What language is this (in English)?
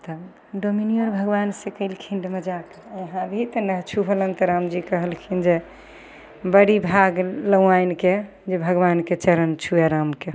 Maithili